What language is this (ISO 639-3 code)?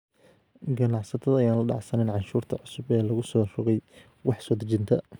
som